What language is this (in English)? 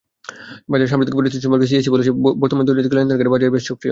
Bangla